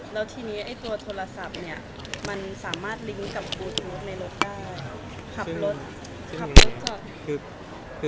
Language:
Thai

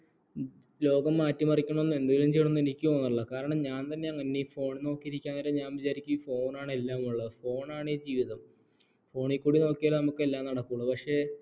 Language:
Malayalam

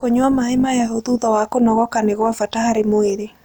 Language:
Kikuyu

